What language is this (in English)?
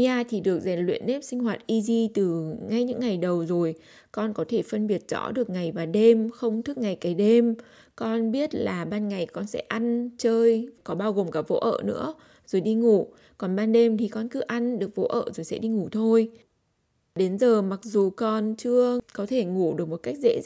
Vietnamese